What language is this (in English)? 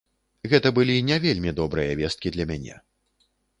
Belarusian